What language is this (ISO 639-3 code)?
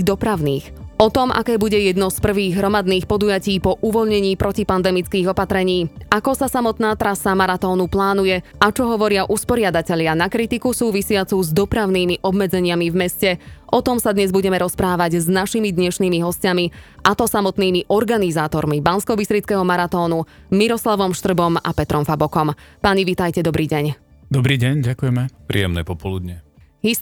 slk